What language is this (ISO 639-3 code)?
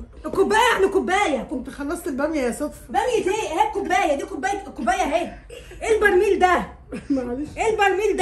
ara